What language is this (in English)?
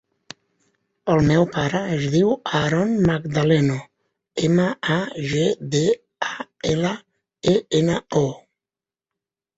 Catalan